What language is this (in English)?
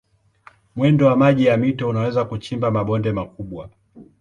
Swahili